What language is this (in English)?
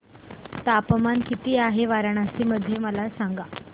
Marathi